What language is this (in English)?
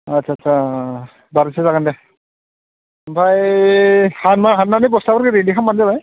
Bodo